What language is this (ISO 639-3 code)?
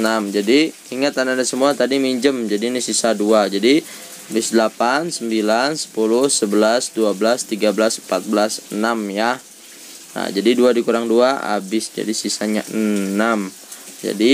ind